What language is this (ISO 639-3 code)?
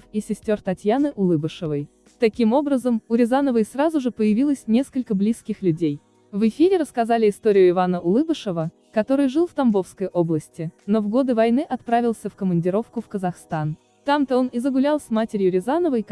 rus